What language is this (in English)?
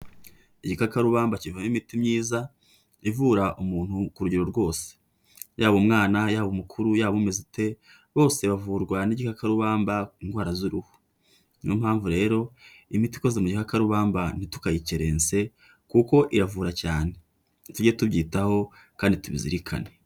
Kinyarwanda